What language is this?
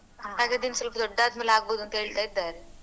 Kannada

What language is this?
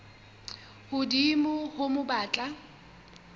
Southern Sotho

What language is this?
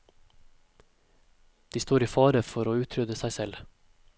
Norwegian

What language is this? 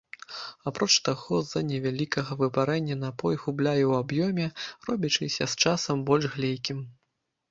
Belarusian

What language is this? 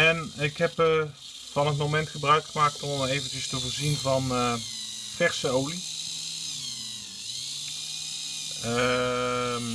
Dutch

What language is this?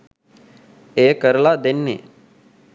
Sinhala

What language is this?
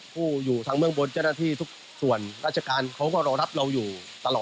Thai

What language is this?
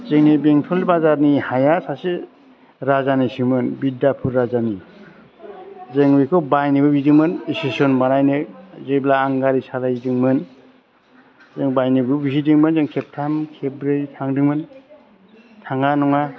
Bodo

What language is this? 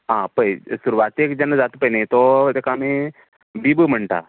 Konkani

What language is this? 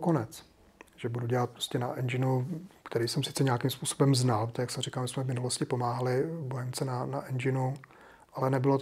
Czech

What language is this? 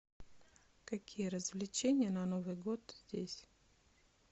Russian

